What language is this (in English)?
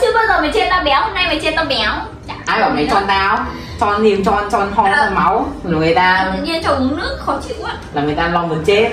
Vietnamese